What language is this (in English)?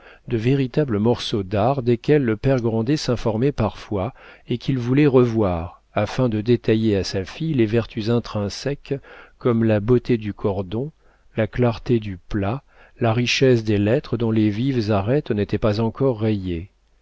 French